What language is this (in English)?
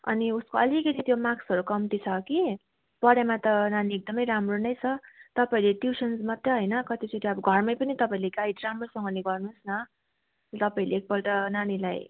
Nepali